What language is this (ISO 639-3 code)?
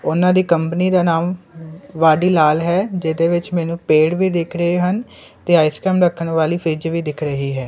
pan